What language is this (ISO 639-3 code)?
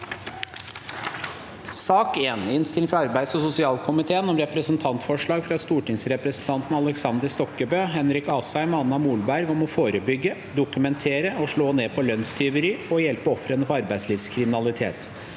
nor